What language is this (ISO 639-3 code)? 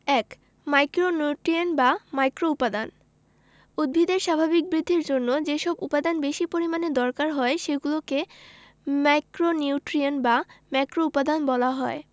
ben